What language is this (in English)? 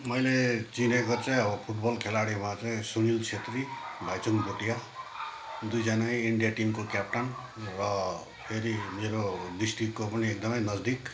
Nepali